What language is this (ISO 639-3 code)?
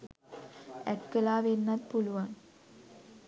sin